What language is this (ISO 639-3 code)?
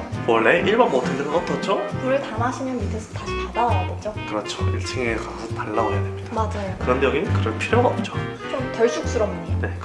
kor